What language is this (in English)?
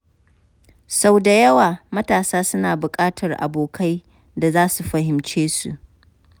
Hausa